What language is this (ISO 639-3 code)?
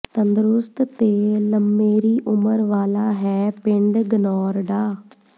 pan